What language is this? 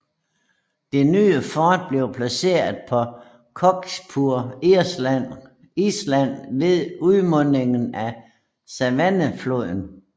Danish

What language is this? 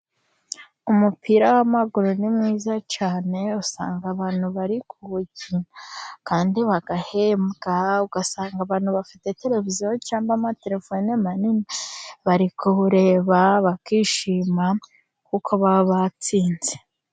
Kinyarwanda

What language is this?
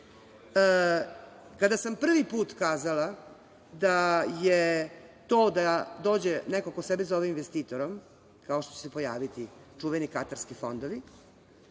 Serbian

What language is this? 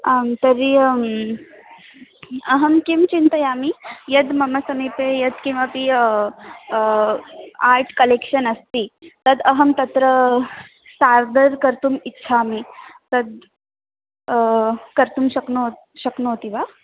Sanskrit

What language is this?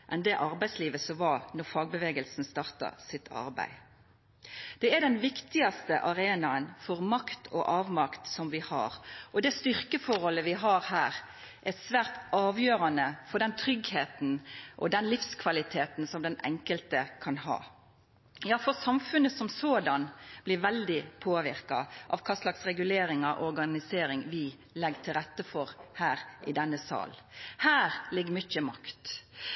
Norwegian Nynorsk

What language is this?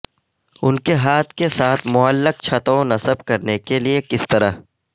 Urdu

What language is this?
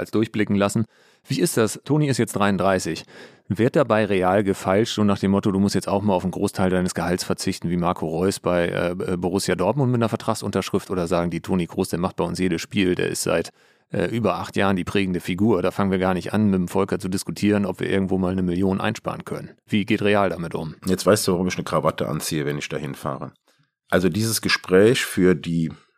German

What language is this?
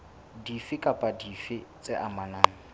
Southern Sotho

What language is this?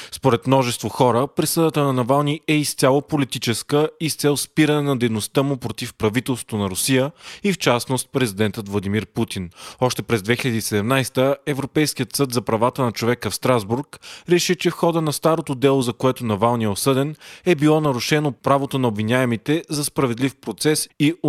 Bulgarian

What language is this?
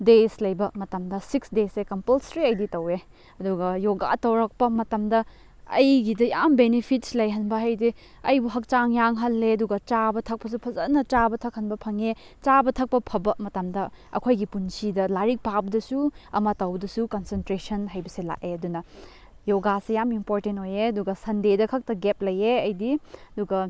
Manipuri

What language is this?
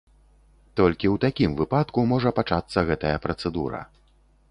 Belarusian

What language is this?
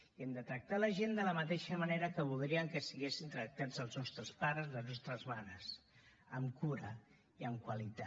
Catalan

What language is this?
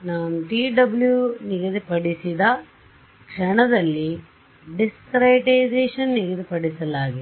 Kannada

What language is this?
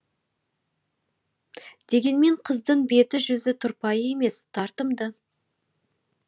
Kazakh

